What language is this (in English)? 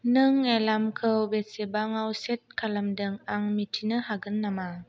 Bodo